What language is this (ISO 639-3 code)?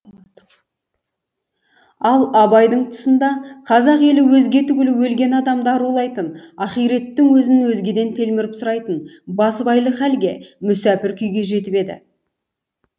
kaz